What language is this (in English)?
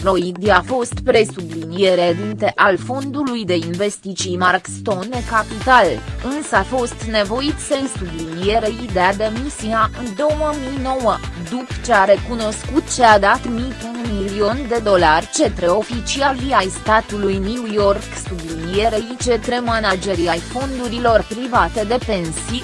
Romanian